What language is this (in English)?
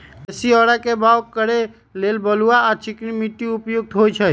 Magahi